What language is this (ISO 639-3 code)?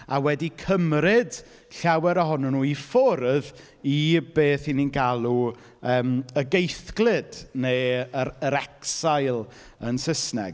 cym